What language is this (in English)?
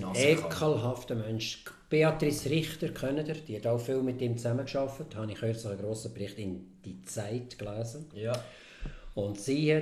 German